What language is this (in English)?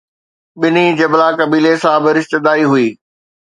Sindhi